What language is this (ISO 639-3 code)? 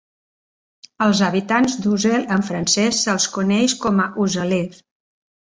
cat